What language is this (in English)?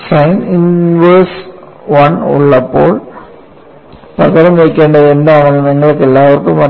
Malayalam